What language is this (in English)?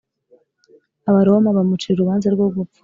Kinyarwanda